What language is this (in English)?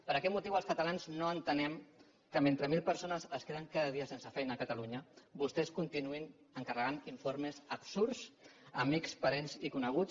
Catalan